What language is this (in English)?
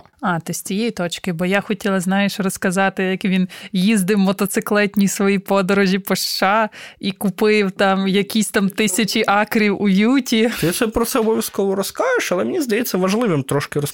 Ukrainian